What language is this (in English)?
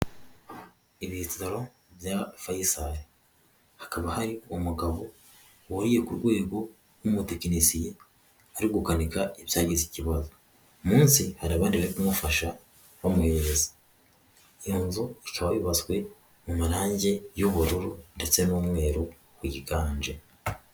Kinyarwanda